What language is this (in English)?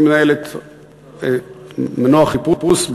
Hebrew